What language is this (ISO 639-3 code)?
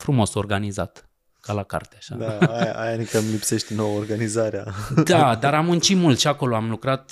ron